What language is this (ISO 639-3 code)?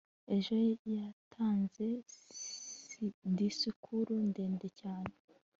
kin